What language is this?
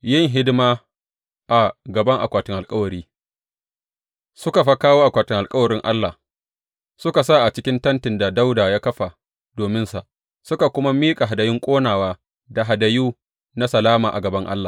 Hausa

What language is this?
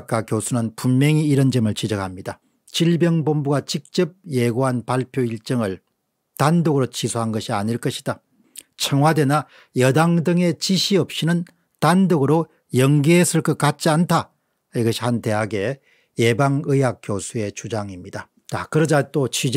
Korean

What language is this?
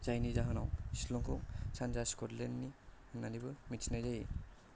Bodo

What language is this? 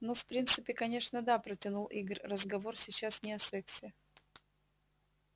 Russian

